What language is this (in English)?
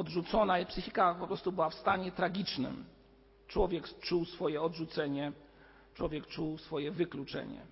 Polish